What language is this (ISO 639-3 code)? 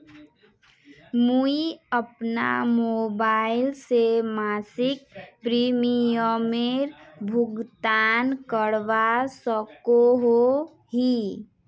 mag